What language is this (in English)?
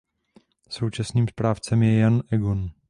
Czech